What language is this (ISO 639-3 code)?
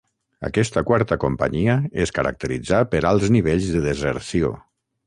cat